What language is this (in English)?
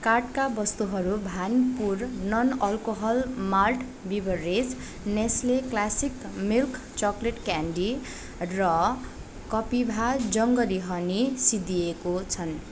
Nepali